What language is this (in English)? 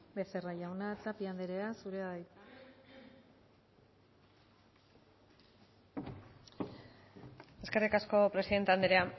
Basque